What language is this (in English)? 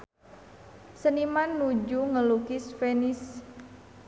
Sundanese